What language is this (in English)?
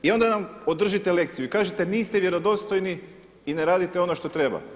Croatian